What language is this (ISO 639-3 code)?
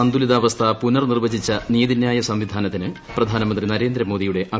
mal